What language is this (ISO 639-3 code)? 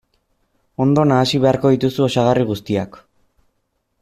eus